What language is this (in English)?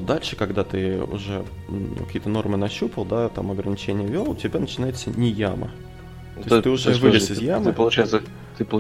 Russian